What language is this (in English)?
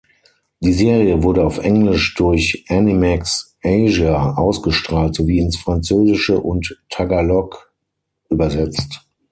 German